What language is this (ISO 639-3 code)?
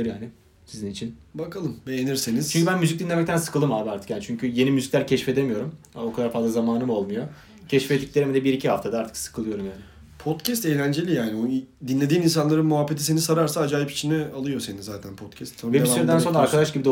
tur